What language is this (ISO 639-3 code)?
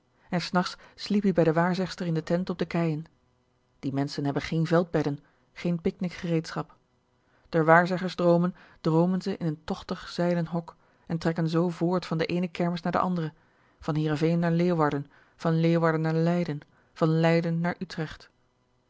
nld